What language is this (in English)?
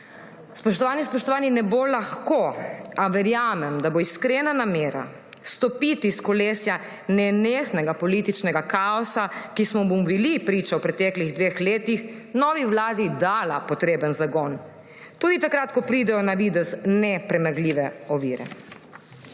Slovenian